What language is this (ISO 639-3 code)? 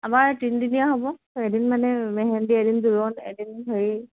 asm